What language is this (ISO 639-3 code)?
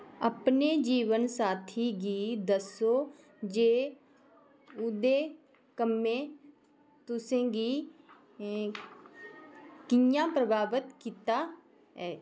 doi